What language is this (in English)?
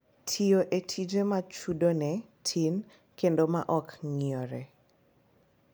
Luo (Kenya and Tanzania)